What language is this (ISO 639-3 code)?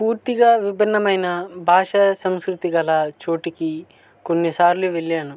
tel